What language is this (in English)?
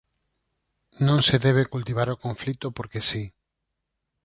Galician